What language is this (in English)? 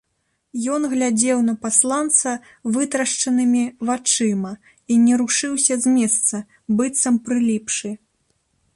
Belarusian